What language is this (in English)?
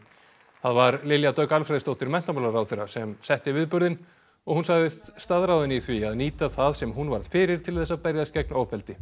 Icelandic